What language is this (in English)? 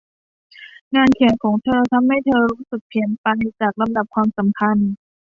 Thai